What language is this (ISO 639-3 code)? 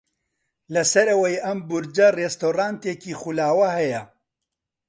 ckb